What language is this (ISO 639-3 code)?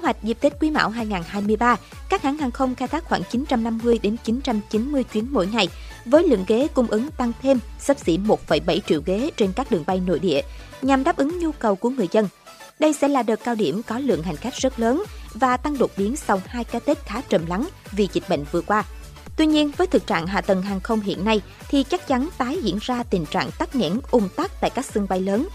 vie